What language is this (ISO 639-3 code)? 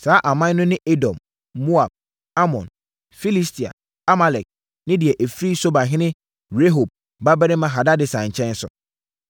aka